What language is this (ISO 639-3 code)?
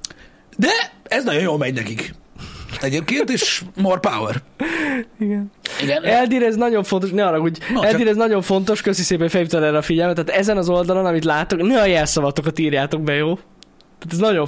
hun